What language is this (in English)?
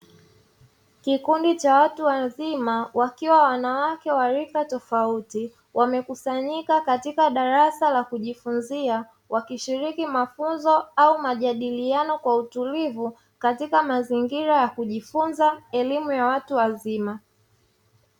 Swahili